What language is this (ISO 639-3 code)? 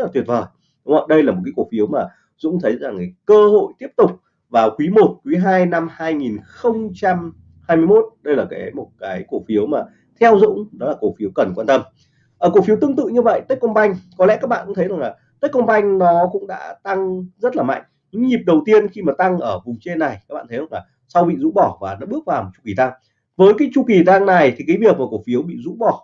vie